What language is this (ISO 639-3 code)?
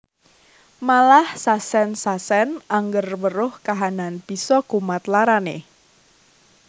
jav